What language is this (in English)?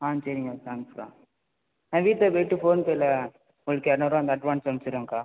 Tamil